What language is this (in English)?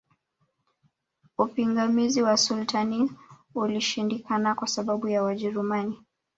Swahili